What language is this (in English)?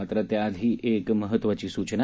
Marathi